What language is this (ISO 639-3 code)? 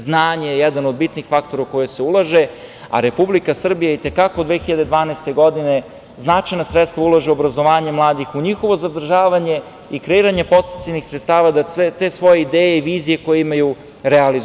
srp